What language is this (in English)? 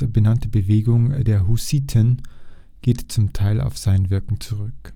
German